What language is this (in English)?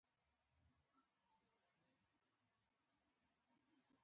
Pashto